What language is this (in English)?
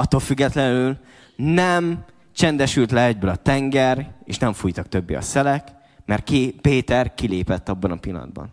Hungarian